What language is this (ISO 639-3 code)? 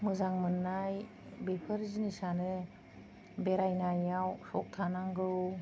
brx